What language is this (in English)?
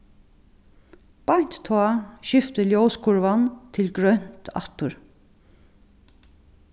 Faroese